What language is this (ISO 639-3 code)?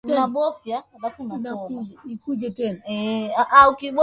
swa